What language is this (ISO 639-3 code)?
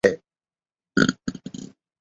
zho